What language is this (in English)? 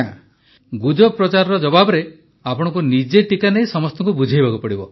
Odia